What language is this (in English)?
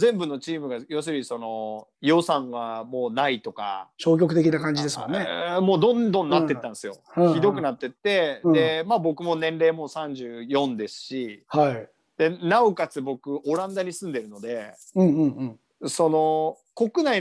Japanese